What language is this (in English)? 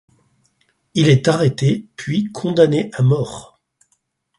French